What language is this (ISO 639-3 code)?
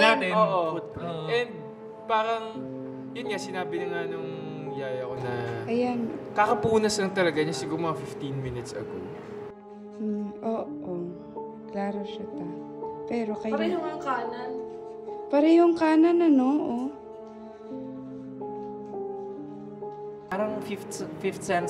fil